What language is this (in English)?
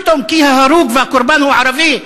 Hebrew